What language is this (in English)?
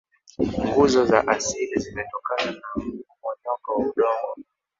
Swahili